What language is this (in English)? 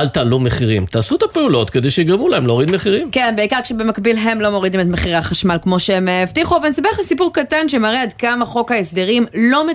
Hebrew